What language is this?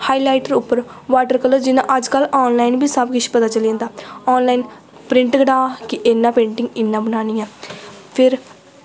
Dogri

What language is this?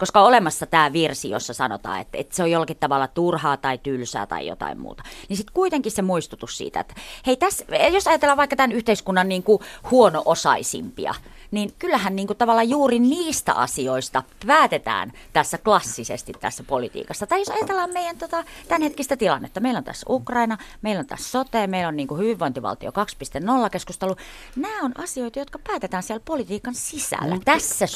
Finnish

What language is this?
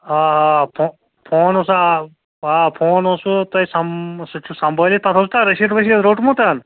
Kashmiri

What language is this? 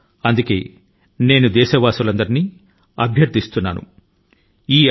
Telugu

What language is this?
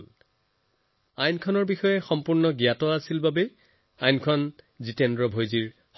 Assamese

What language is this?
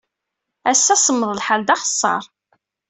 Kabyle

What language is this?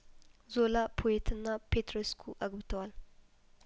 Amharic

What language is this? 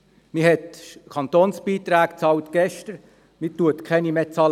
Swiss German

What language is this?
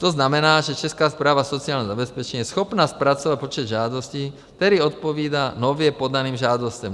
Czech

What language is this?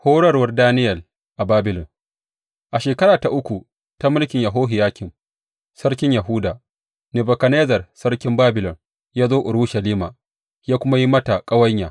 Hausa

